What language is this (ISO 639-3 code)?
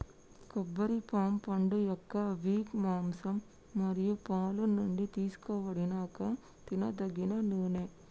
tel